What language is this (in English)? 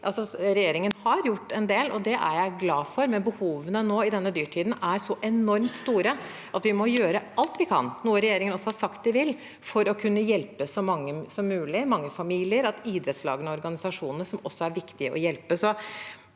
Norwegian